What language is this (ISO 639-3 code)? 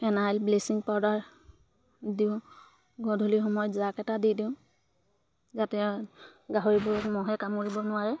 asm